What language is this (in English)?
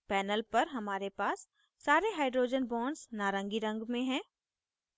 Hindi